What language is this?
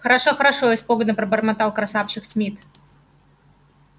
Russian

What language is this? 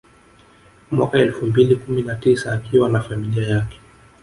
Swahili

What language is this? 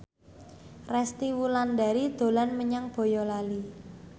Javanese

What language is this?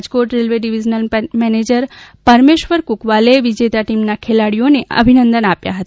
Gujarati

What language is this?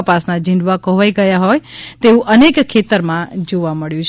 Gujarati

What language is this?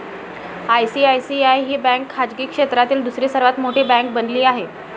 Marathi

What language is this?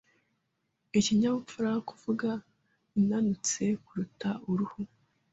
Kinyarwanda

